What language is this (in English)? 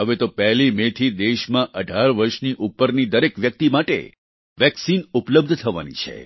Gujarati